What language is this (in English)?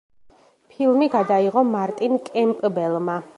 Georgian